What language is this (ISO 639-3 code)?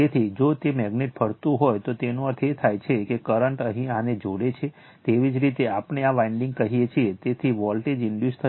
guj